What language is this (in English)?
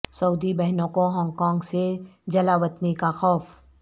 Urdu